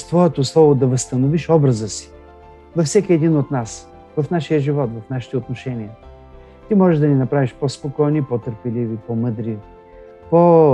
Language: Bulgarian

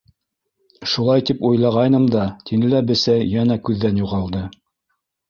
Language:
Bashkir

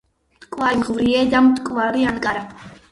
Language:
Georgian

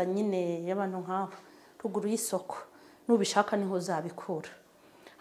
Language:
Turkish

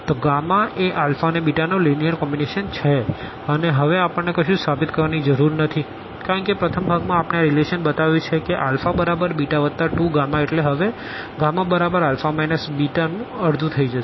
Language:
Gujarati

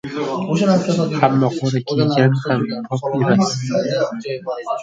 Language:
Uzbek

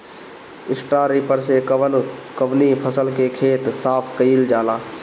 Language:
Bhojpuri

